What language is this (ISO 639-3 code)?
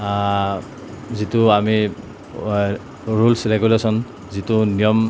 asm